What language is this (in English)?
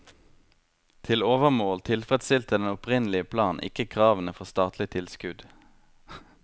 Norwegian